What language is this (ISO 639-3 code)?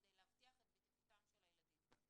heb